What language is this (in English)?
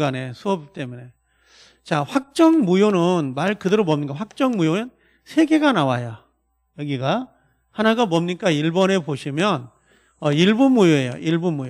Korean